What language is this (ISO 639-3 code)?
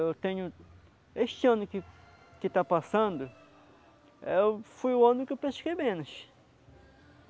por